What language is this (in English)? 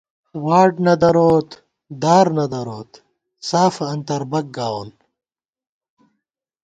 Gawar-Bati